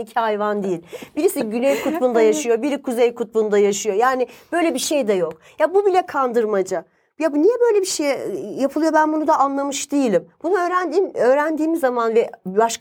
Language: Turkish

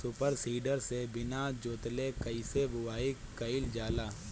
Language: Bhojpuri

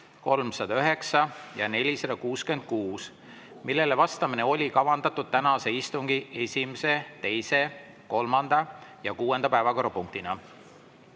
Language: Estonian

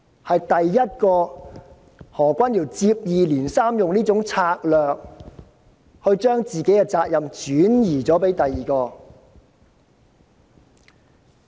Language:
Cantonese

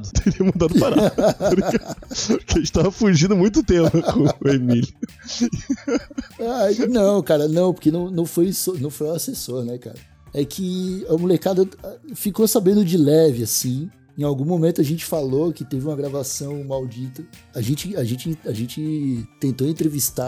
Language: Portuguese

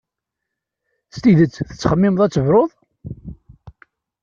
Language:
Kabyle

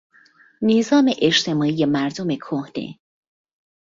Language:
Persian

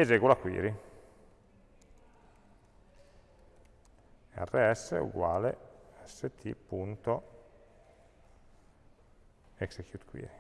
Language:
Italian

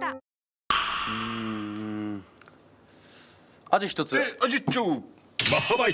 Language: Japanese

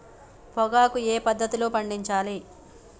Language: Telugu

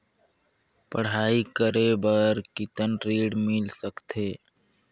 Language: Chhattisgarhi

